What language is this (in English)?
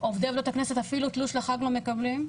Hebrew